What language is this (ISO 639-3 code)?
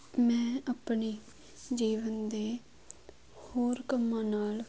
pan